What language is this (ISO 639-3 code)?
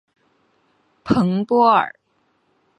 zho